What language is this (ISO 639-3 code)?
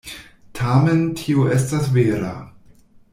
epo